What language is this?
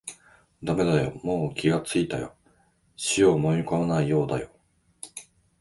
Japanese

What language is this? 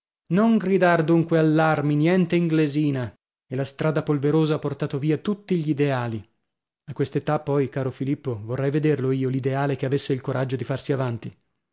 Italian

